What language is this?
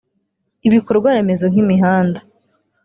Kinyarwanda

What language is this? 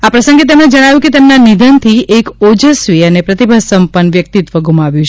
Gujarati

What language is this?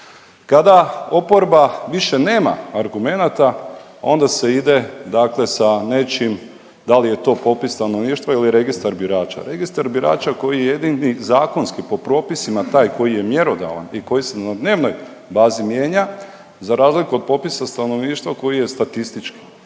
Croatian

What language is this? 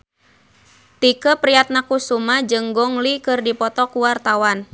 Sundanese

